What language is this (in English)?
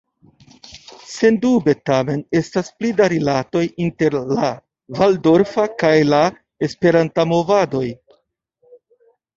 Esperanto